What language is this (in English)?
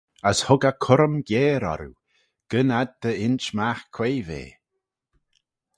Manx